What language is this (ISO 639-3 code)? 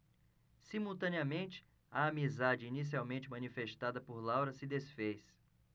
por